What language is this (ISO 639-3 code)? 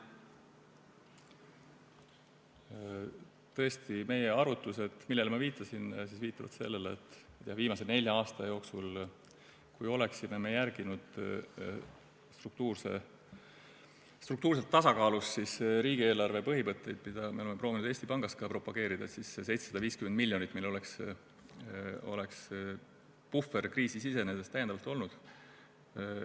est